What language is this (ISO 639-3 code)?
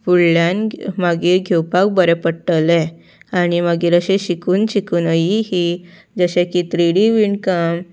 kok